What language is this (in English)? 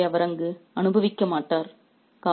Tamil